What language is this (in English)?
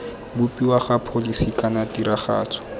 Tswana